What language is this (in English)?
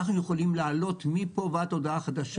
Hebrew